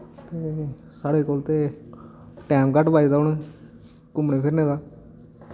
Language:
Dogri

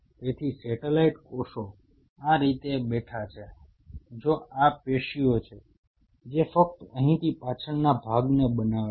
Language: Gujarati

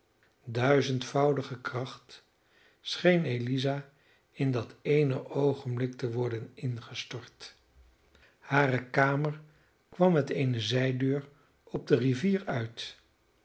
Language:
Dutch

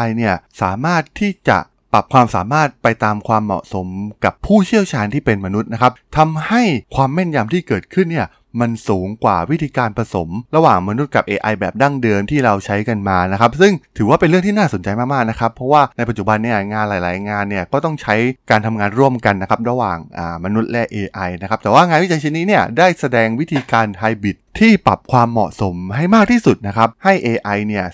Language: Thai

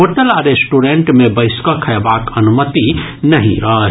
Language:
Maithili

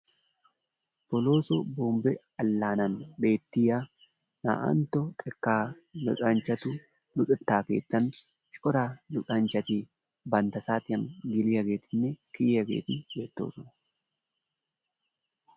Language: Wolaytta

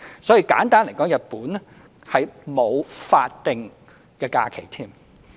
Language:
Cantonese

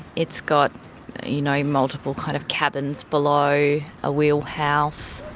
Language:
English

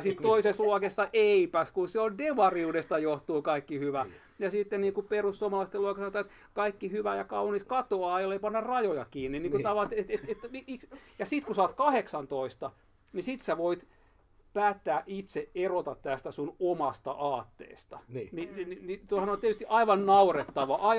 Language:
Finnish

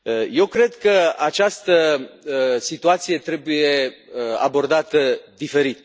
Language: Romanian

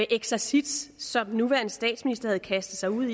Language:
Danish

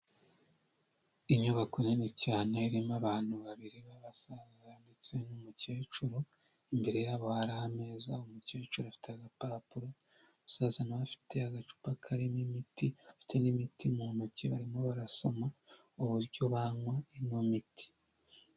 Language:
Kinyarwanda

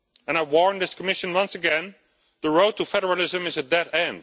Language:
English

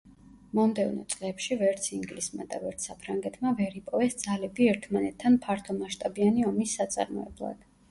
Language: Georgian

